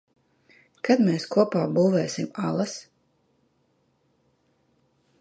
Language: Latvian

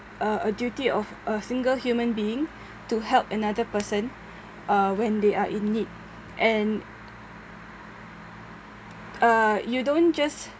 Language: English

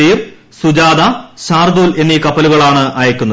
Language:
Malayalam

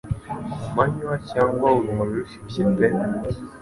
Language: Kinyarwanda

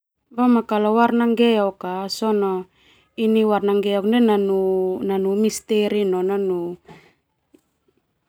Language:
Termanu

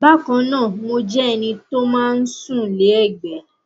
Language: Yoruba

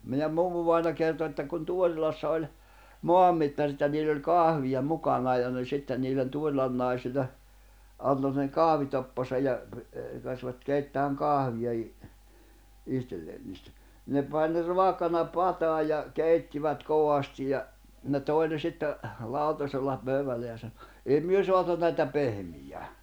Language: Finnish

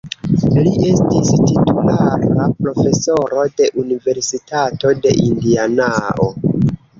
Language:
Esperanto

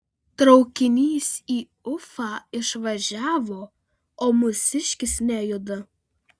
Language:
Lithuanian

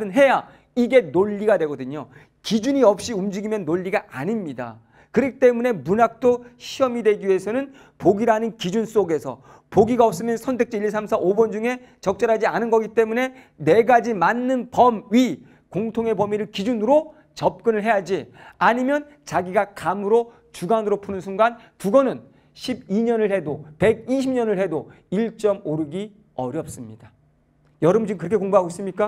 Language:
Korean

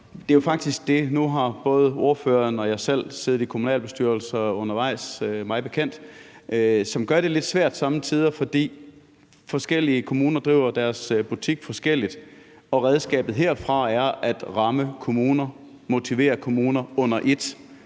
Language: Danish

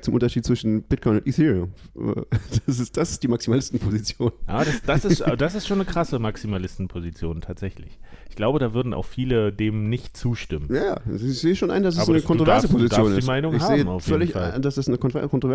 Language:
German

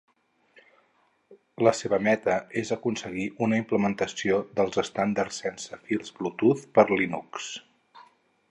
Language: Catalan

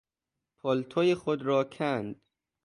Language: Persian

